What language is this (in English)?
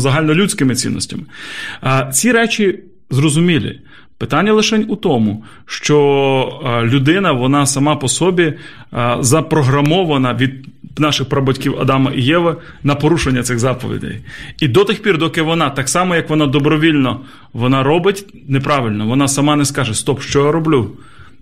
Ukrainian